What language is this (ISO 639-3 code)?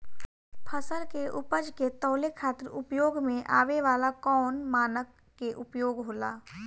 bho